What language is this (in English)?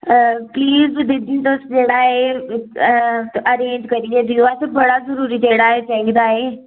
Dogri